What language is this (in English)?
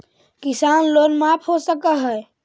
Magahi